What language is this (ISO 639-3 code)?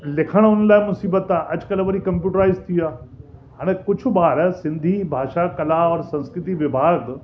snd